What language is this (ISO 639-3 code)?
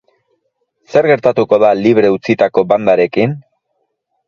eus